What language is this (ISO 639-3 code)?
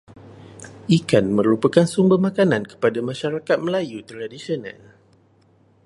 msa